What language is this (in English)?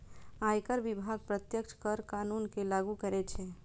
Maithili